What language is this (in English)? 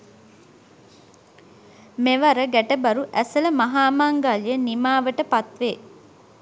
Sinhala